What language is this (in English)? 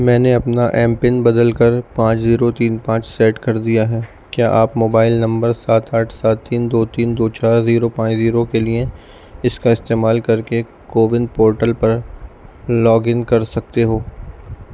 Urdu